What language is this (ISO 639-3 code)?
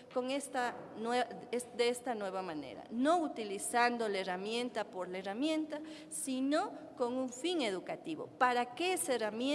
spa